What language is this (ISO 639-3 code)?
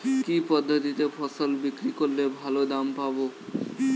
ben